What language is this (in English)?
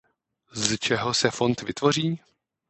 Czech